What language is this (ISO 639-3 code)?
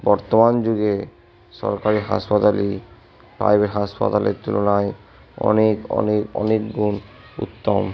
ben